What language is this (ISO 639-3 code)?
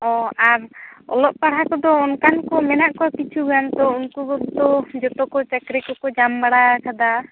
sat